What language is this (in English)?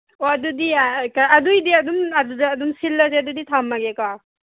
Manipuri